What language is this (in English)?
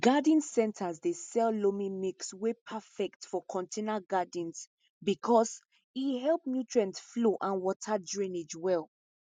Nigerian Pidgin